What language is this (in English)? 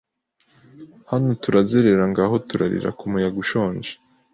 Kinyarwanda